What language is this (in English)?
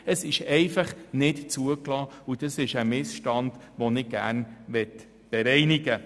Swiss German